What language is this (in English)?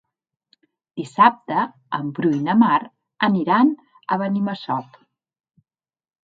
Catalan